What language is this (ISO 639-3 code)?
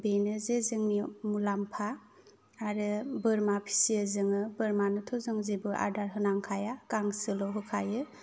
brx